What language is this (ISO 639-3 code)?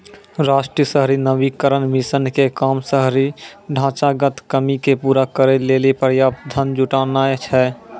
mai